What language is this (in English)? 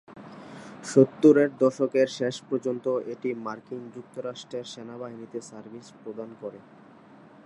Bangla